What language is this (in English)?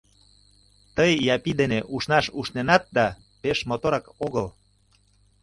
Mari